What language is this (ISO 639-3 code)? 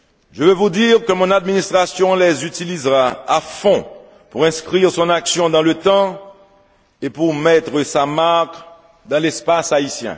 fra